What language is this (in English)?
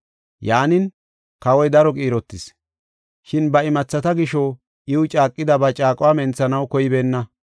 Gofa